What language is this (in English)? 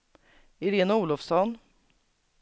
Swedish